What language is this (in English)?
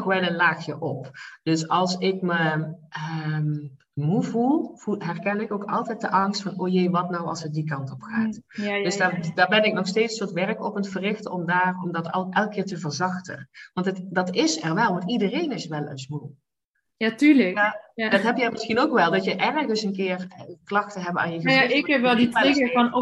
Dutch